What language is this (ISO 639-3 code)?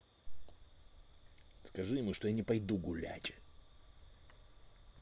rus